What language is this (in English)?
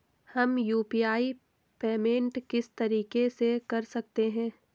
Hindi